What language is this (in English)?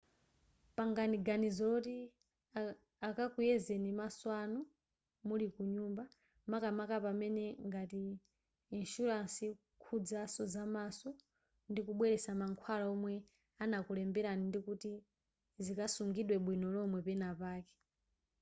Nyanja